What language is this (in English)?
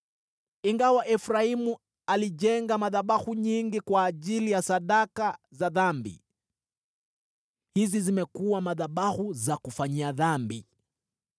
Swahili